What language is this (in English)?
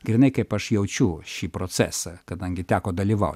Lithuanian